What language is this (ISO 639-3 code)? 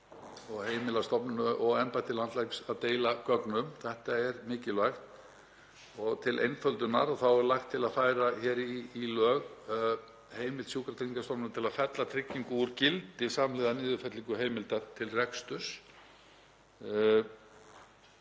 isl